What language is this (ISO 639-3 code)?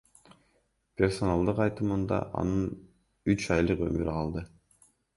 kir